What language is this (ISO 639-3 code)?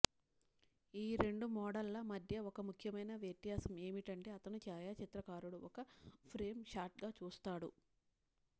tel